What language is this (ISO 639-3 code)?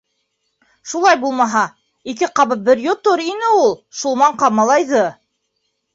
bak